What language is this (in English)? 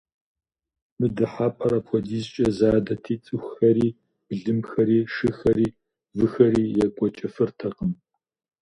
Kabardian